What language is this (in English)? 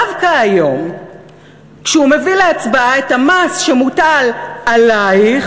Hebrew